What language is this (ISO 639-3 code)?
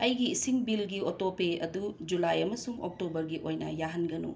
mni